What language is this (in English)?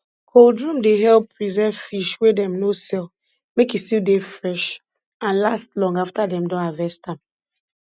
Nigerian Pidgin